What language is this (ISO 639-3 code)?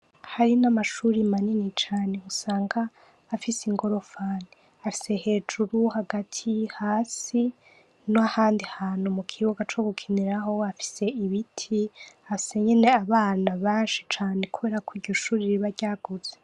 run